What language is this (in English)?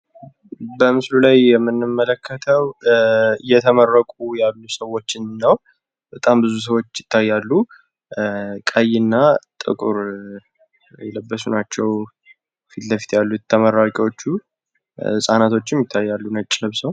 Amharic